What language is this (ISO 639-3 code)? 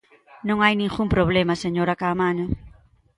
glg